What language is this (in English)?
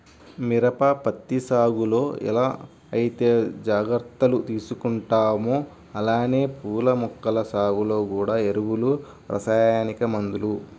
Telugu